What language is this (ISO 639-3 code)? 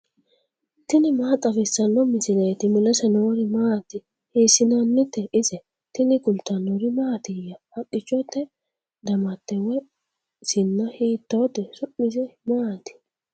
sid